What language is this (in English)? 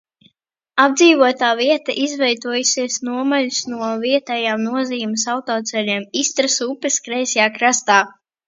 Latvian